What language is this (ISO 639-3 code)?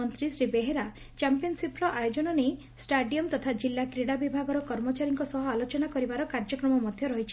ori